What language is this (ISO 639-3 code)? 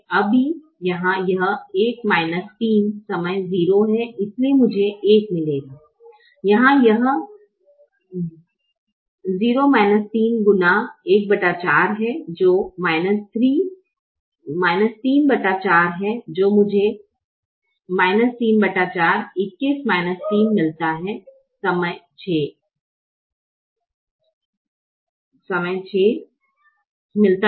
hin